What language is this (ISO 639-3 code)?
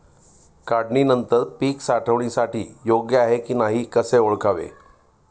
mar